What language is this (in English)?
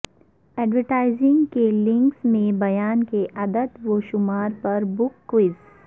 Urdu